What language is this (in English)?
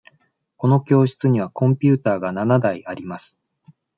Japanese